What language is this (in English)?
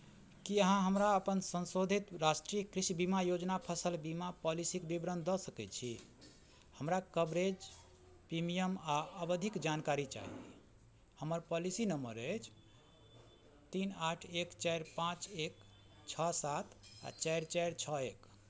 Maithili